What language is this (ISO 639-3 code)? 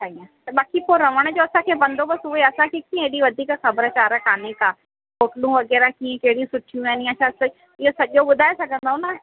snd